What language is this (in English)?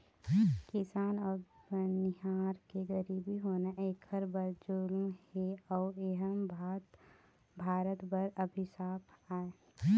Chhattisgarhi